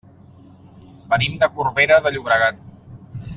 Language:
Catalan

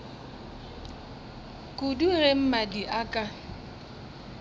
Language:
Northern Sotho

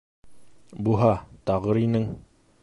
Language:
Bashkir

